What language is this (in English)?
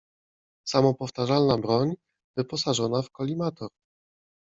Polish